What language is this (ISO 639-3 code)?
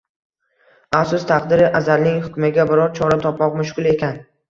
uzb